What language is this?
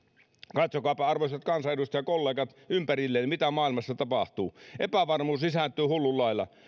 Finnish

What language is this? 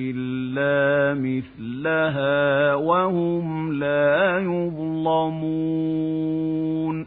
Arabic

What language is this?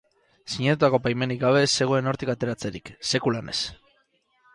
Basque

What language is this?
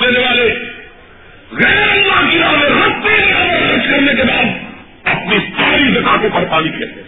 Urdu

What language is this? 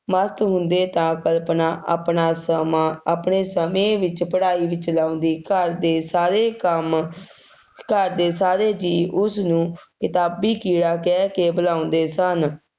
Punjabi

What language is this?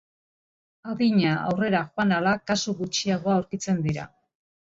Basque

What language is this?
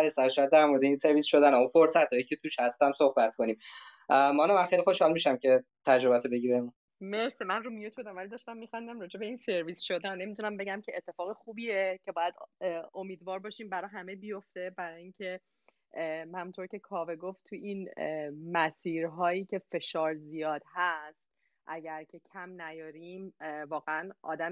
Persian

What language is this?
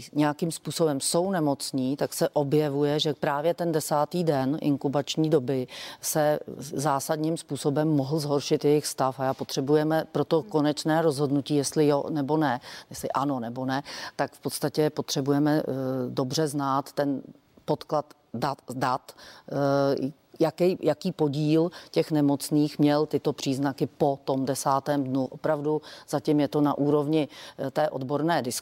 Czech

